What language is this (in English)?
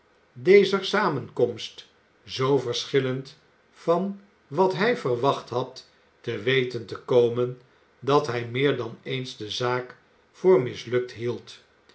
Dutch